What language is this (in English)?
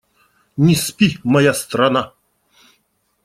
Russian